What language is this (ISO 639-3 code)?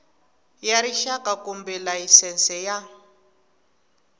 tso